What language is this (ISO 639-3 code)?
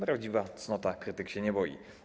pol